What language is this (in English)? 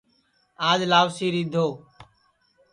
Sansi